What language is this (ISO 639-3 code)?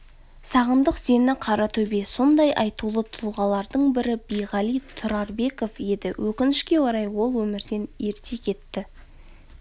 kaz